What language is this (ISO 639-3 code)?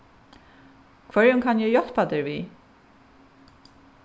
fao